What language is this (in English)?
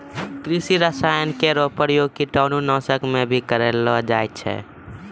Maithili